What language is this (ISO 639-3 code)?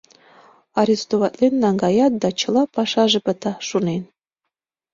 chm